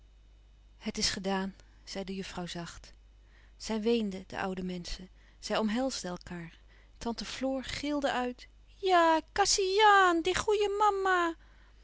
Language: Dutch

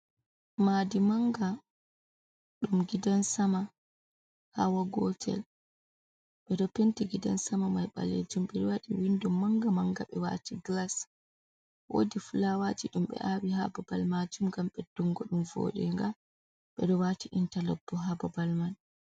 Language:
Fula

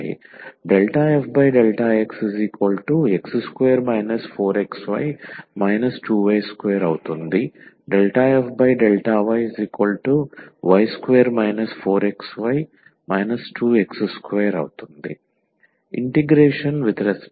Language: Telugu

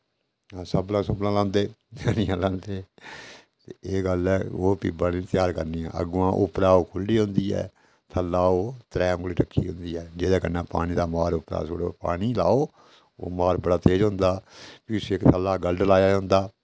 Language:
Dogri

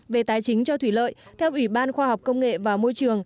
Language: Vietnamese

